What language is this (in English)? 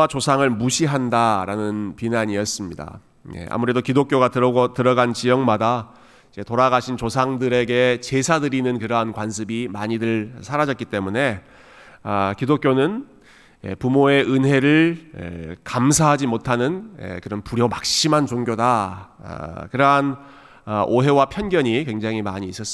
Korean